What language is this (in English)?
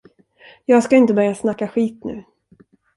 Swedish